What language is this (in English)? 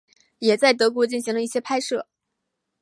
Chinese